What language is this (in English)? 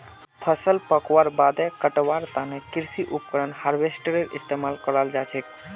Magahi